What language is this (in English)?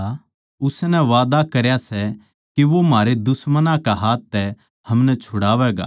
Haryanvi